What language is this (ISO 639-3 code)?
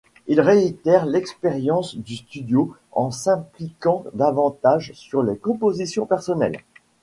fra